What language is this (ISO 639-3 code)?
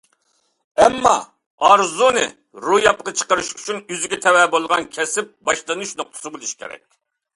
uig